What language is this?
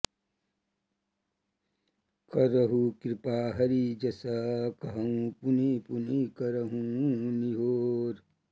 Sanskrit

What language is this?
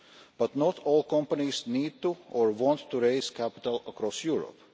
English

